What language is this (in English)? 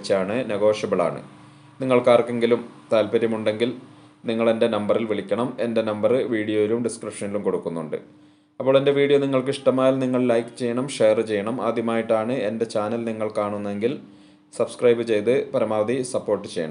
Arabic